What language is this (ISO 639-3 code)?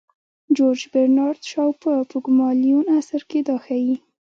pus